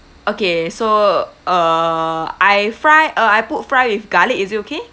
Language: English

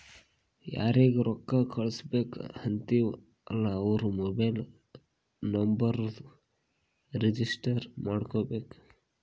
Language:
Kannada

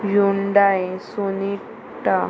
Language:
Konkani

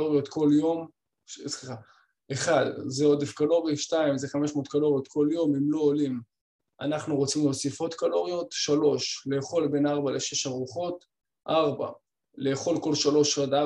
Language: Hebrew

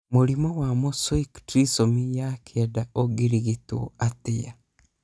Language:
Kikuyu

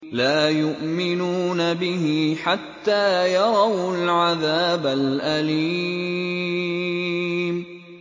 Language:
Arabic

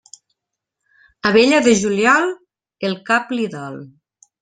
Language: Catalan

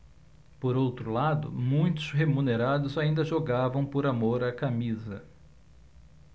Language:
Portuguese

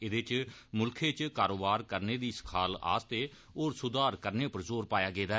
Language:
Dogri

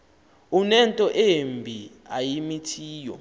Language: Xhosa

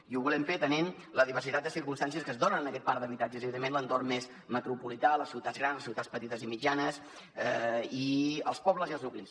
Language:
Catalan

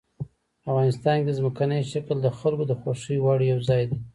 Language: Pashto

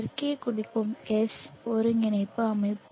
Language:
Tamil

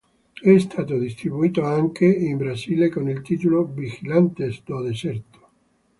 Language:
Italian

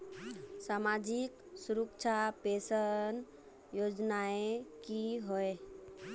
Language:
Magahi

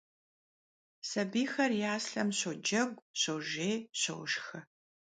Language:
Kabardian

